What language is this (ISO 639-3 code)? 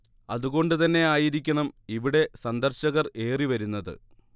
mal